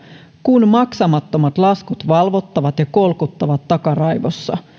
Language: Finnish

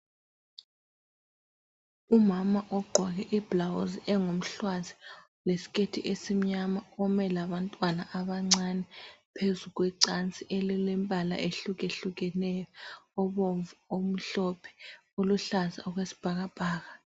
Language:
North Ndebele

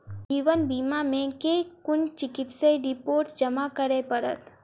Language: Maithili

